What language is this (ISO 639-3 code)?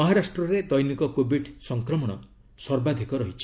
ori